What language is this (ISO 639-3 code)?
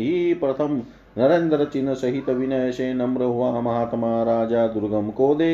hin